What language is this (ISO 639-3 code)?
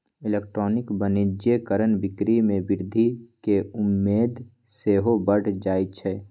mag